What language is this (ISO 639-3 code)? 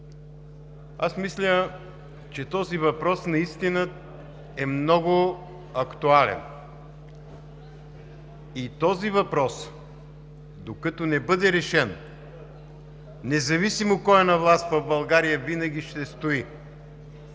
bul